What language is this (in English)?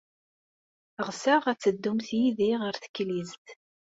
Kabyle